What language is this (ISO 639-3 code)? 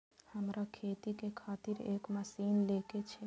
mai